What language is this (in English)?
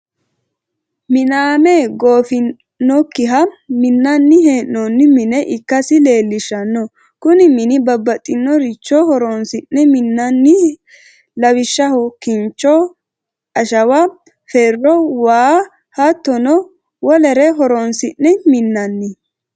Sidamo